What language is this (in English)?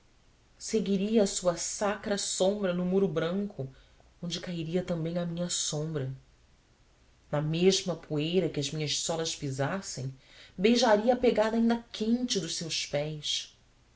Portuguese